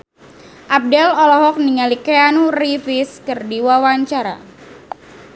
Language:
Sundanese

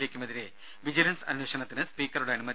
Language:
Malayalam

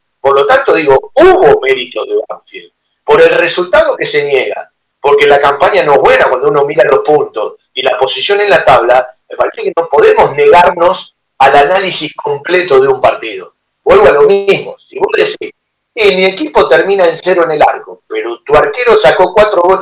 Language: Spanish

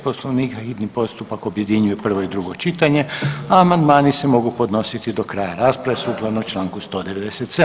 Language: Croatian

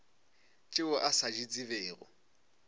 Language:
Northern Sotho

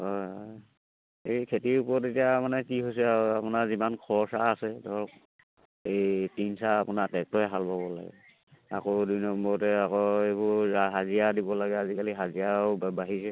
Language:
Assamese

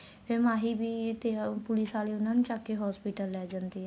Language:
Punjabi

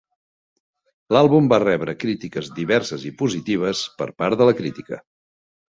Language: Catalan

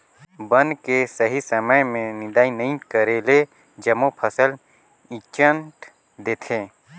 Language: Chhattisgarhi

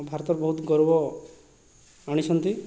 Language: Odia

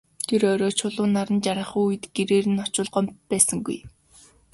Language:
Mongolian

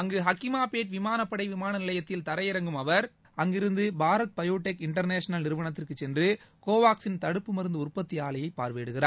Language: Tamil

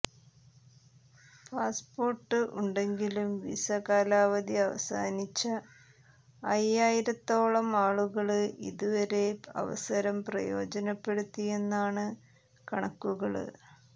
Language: Malayalam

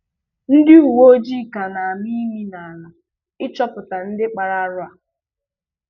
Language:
Igbo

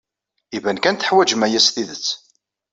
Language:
Kabyle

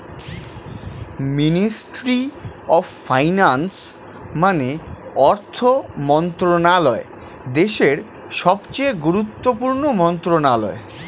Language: Bangla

